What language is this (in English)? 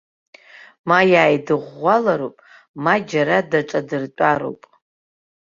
Abkhazian